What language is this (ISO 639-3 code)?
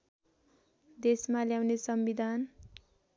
nep